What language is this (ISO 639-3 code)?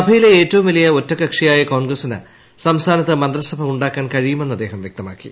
mal